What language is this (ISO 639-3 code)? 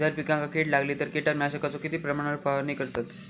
mar